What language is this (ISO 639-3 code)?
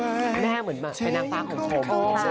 tha